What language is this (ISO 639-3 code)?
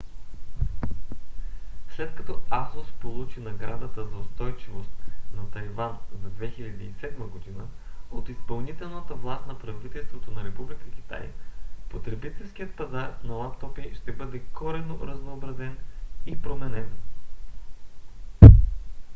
bul